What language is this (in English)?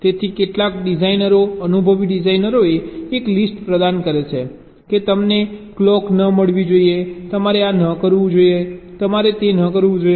Gujarati